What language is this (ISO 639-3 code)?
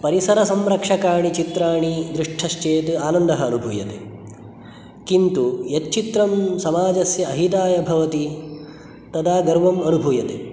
san